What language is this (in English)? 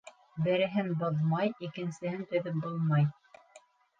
Bashkir